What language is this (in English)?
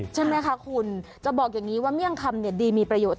Thai